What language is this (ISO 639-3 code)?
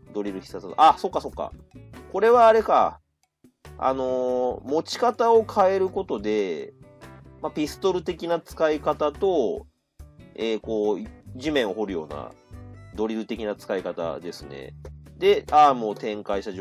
jpn